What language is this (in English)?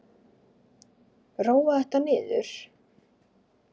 Icelandic